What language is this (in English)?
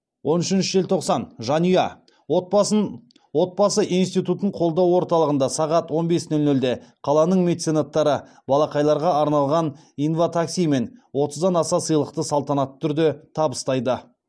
Kazakh